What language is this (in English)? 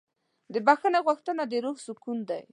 Pashto